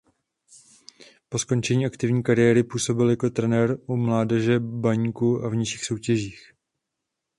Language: Czech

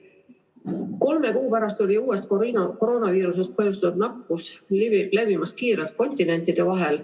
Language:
Estonian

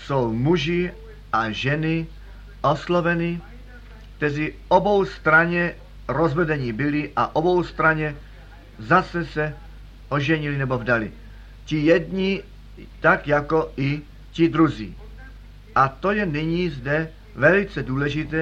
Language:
Czech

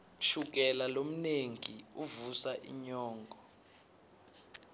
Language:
Swati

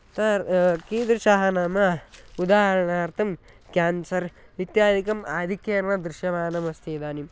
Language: Sanskrit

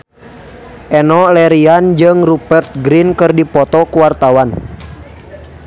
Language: Sundanese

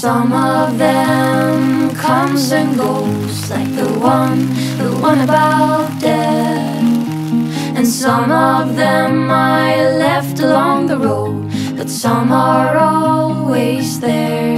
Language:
English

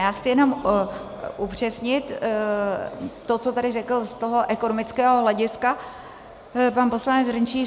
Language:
Czech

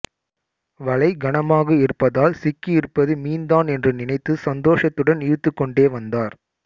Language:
Tamil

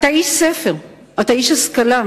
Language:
Hebrew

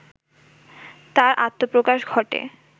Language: Bangla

